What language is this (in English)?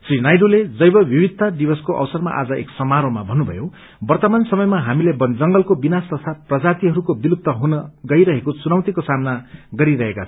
Nepali